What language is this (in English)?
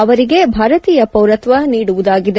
Kannada